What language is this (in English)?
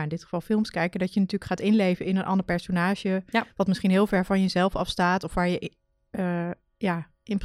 Dutch